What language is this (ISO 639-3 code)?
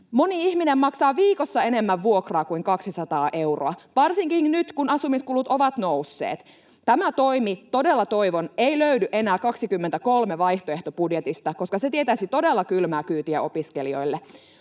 fin